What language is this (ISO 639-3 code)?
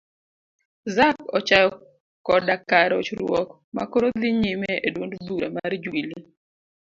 luo